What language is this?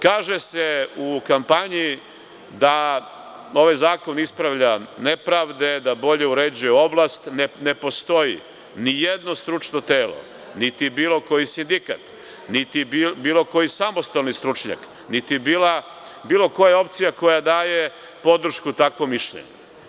Serbian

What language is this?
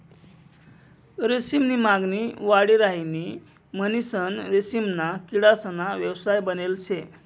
Marathi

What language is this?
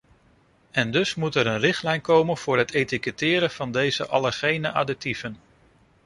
Dutch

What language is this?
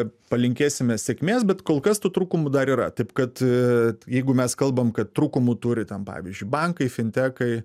Lithuanian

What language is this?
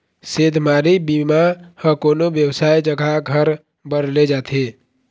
Chhattisgarhi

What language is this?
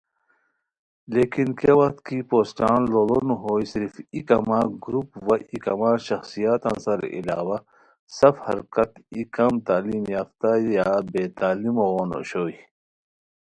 Khowar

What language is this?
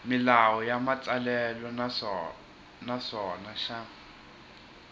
Tsonga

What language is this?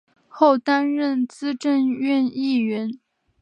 Chinese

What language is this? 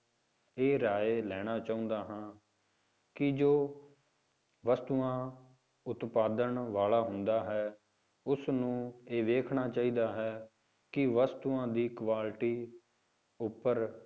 Punjabi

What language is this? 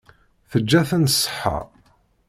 Kabyle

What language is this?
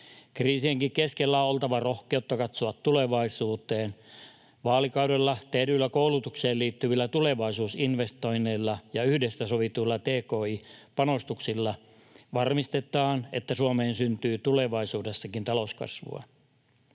Finnish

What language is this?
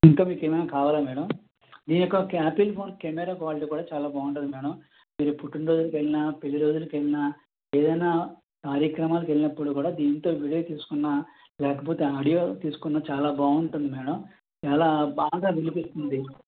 Telugu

